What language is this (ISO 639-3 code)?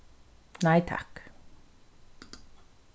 fao